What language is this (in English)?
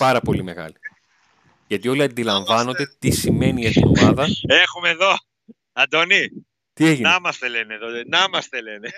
Greek